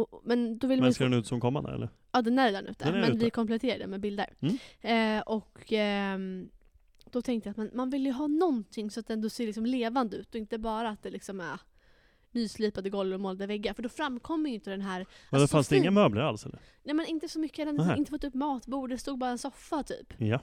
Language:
Swedish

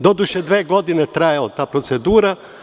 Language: Serbian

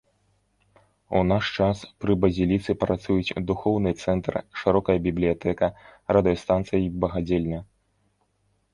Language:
Belarusian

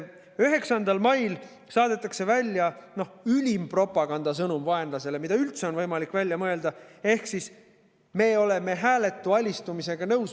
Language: Estonian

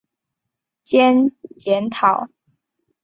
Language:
Chinese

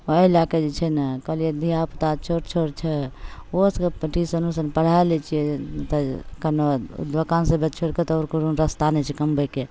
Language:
Maithili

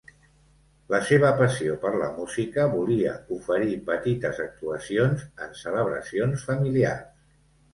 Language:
Catalan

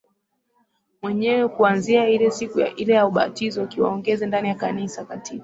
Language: Swahili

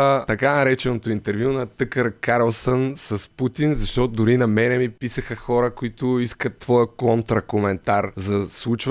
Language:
Bulgarian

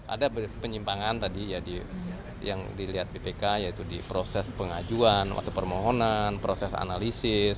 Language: Indonesian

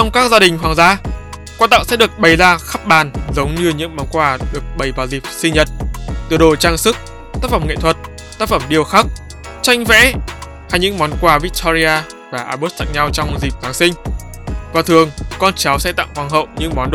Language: Vietnamese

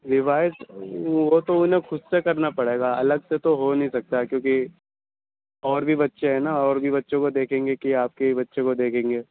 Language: Urdu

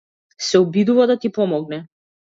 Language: Macedonian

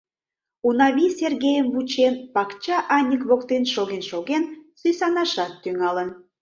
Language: Mari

